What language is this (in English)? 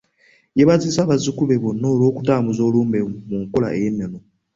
Ganda